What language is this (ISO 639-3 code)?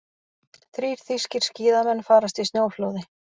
isl